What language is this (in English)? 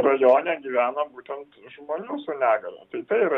Lithuanian